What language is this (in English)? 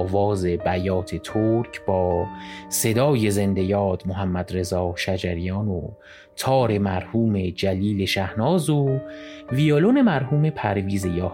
Persian